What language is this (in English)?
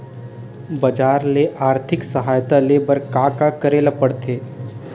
Chhattisgarhi